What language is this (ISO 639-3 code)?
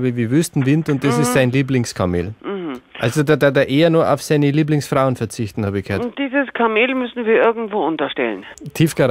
deu